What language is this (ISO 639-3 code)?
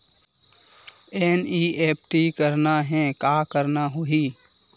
hne